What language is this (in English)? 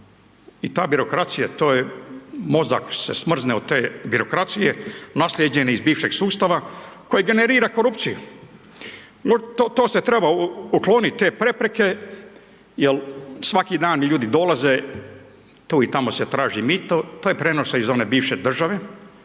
Croatian